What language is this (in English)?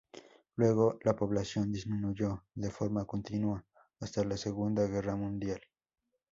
Spanish